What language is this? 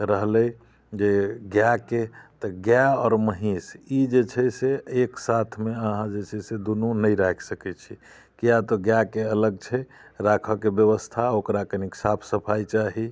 Maithili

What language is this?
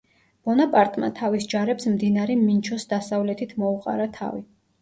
Georgian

